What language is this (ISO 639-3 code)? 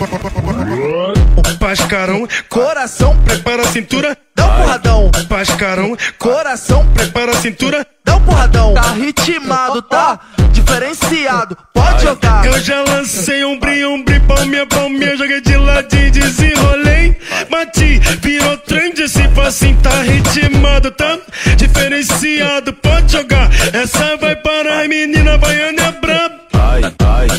por